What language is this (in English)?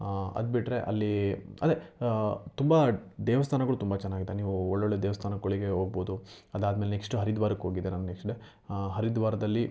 Kannada